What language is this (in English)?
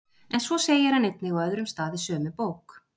Icelandic